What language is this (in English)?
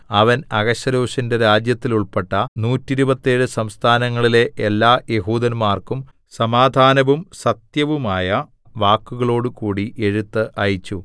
Malayalam